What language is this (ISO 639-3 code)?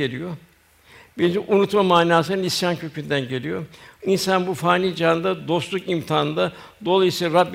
tur